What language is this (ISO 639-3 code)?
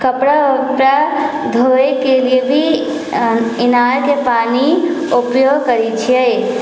mai